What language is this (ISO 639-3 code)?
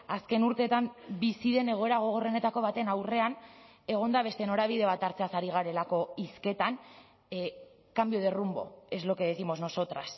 eus